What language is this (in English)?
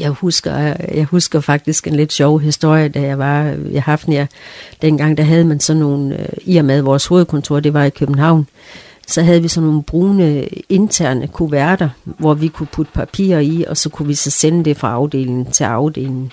Danish